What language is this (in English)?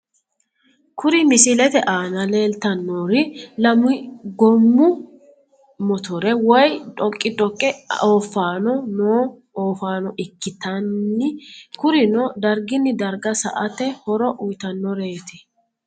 Sidamo